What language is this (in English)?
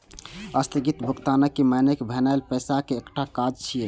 Maithili